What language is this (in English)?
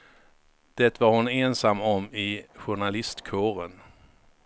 Swedish